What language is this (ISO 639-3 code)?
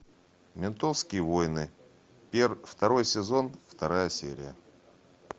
rus